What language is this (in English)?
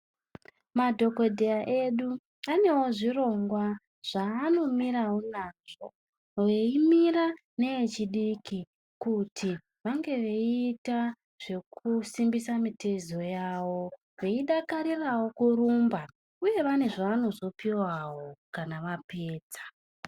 Ndau